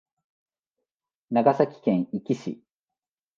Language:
Japanese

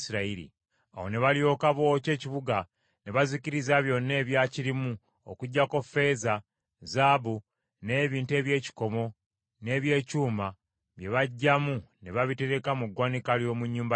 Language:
Ganda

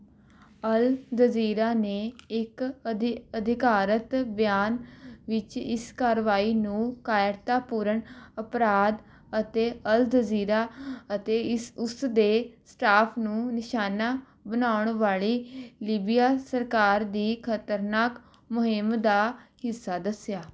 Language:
Punjabi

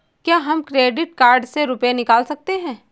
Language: Hindi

